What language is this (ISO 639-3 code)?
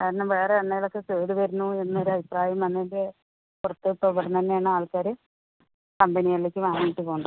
mal